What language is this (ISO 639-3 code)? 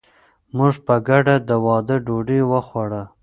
pus